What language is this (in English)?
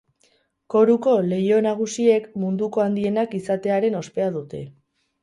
Basque